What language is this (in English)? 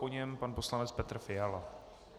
Czech